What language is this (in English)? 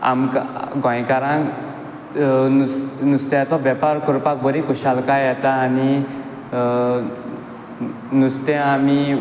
Konkani